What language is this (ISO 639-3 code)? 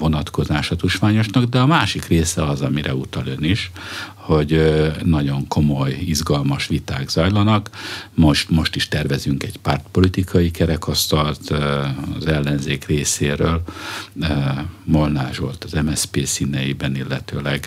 hun